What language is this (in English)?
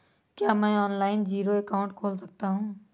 Hindi